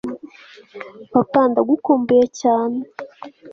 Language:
Kinyarwanda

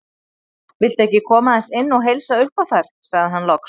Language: Icelandic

